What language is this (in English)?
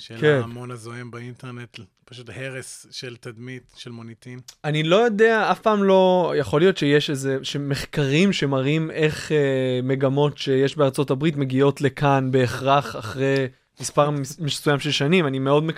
Hebrew